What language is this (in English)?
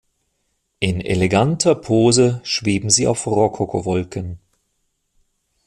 German